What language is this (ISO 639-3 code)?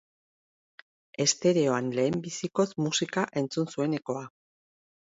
eus